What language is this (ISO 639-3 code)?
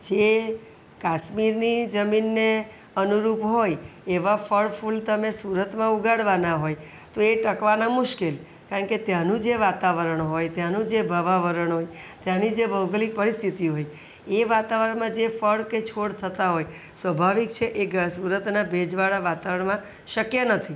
guj